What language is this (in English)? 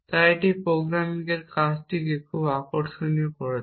Bangla